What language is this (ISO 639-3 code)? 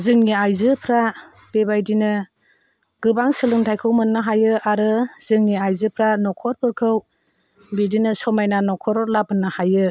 brx